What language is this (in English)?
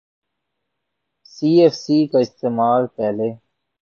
Urdu